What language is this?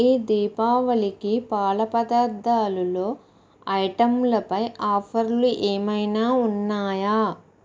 Telugu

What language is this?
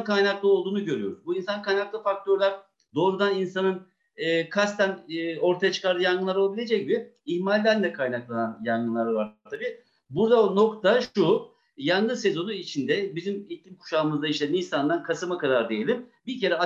Turkish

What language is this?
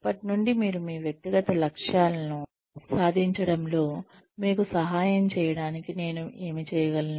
Telugu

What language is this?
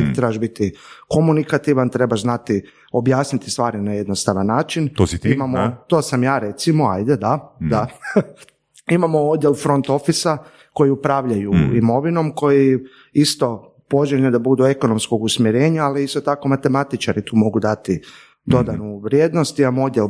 Croatian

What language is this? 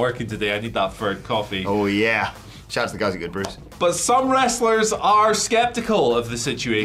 English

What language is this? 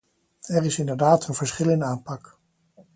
Dutch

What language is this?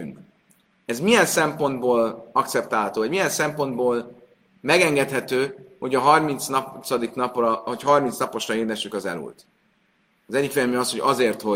Hungarian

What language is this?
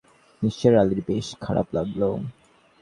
Bangla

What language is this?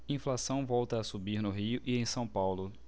Portuguese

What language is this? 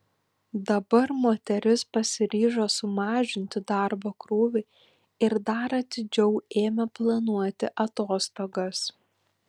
Lithuanian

